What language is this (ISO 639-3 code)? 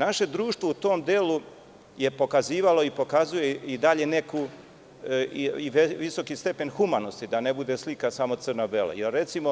srp